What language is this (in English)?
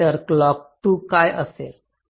Marathi